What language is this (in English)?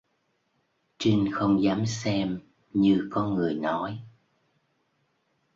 Vietnamese